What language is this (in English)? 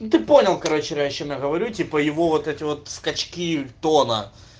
Russian